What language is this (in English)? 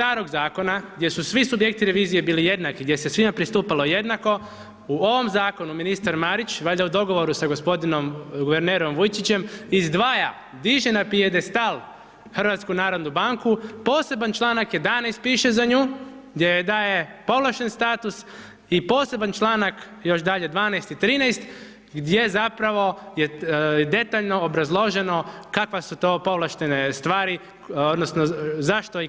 Croatian